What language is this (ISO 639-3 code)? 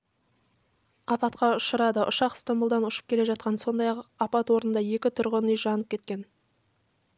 kaz